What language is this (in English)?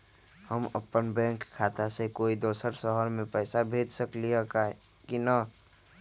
Magahi